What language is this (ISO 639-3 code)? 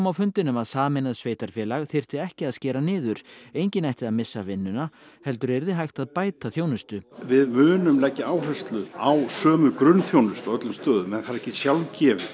isl